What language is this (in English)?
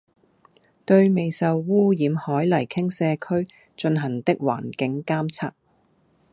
Cantonese